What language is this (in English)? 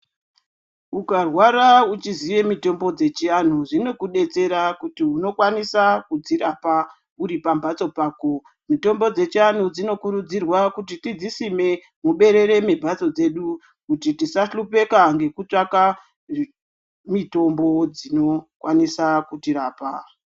Ndau